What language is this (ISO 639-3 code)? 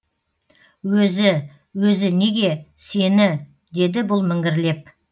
kaz